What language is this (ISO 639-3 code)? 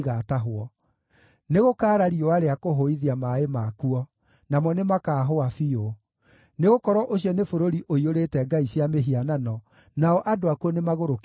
kik